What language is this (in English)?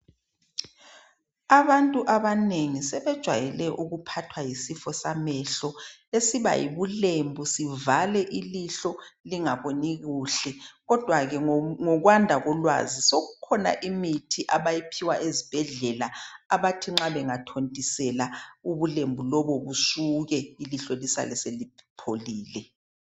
North Ndebele